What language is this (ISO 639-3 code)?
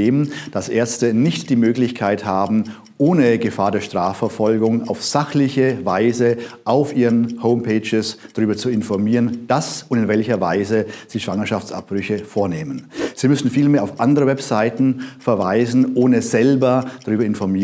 deu